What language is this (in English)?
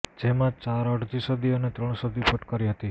Gujarati